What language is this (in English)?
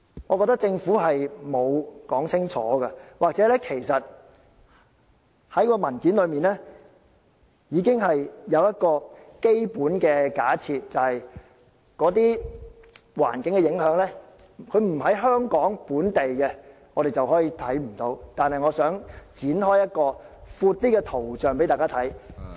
Cantonese